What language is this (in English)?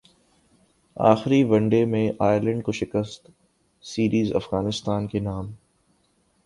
Urdu